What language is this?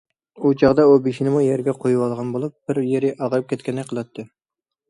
Uyghur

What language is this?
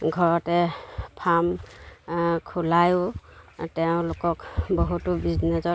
Assamese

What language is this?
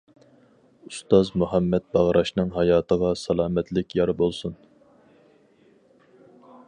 Uyghur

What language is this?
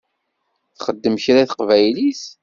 Kabyle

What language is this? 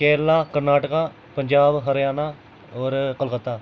Dogri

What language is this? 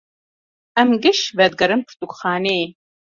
Kurdish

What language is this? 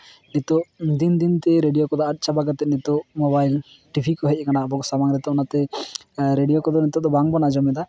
Santali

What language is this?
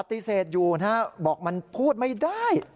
Thai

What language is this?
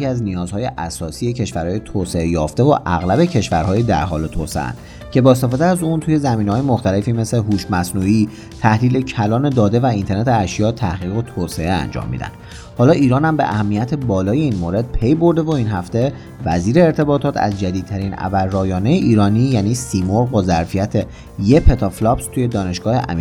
Persian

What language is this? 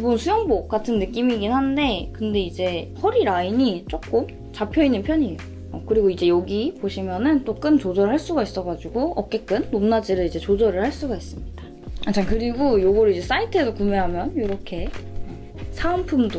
Korean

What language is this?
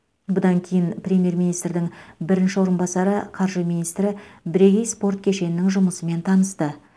Kazakh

